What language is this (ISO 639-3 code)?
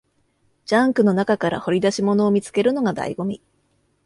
jpn